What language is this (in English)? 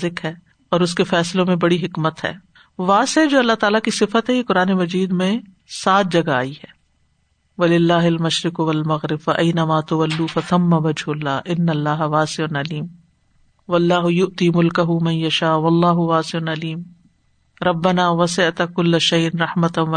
Urdu